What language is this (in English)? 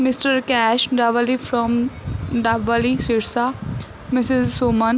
Punjabi